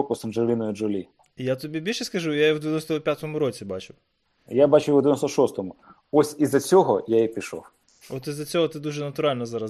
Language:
Ukrainian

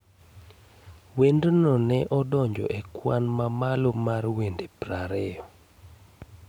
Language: Luo (Kenya and Tanzania)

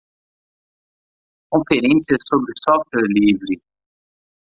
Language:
Portuguese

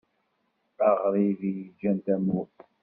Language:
Kabyle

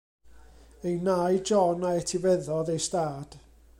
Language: Welsh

